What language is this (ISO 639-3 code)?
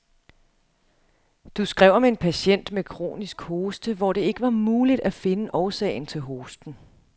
dan